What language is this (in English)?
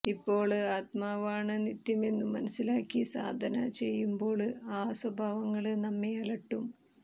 Malayalam